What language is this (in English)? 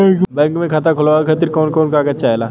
Bhojpuri